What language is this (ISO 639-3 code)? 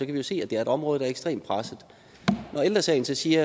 dan